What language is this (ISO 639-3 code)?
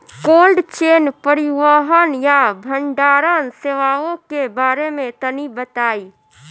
bho